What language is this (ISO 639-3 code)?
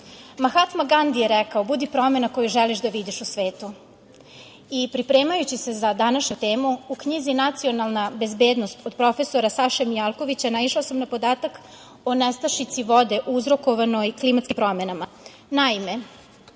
srp